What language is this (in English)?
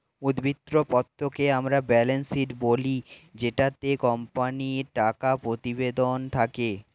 Bangla